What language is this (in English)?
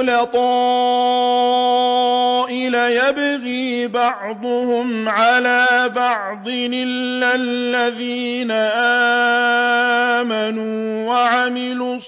Arabic